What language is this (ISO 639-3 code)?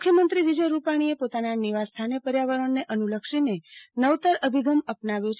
guj